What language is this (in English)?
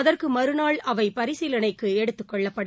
Tamil